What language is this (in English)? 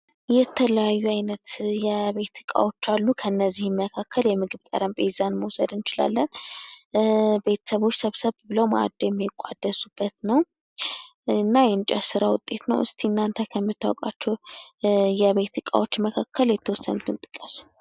Amharic